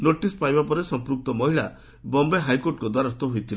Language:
Odia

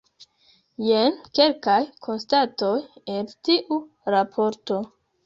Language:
Esperanto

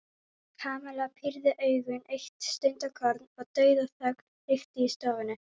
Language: Icelandic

